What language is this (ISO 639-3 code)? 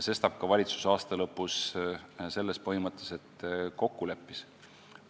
est